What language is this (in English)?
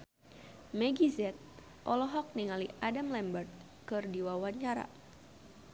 Sundanese